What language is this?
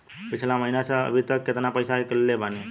Bhojpuri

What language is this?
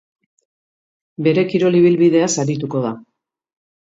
Basque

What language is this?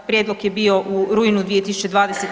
Croatian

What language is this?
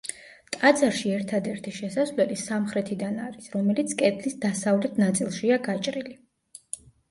Georgian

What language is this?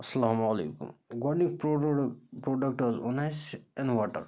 Kashmiri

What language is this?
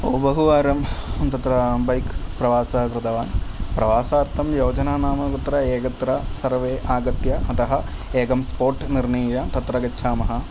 Sanskrit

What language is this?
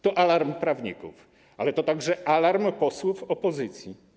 Polish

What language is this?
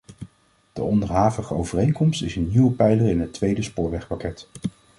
Dutch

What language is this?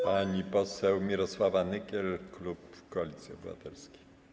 Polish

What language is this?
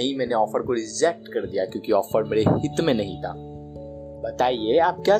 Hindi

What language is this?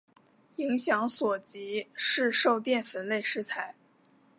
Chinese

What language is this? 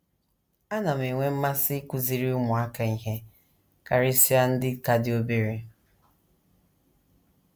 Igbo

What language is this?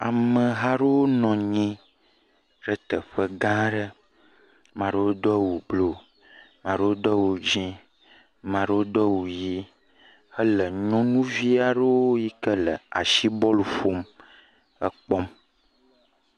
Ewe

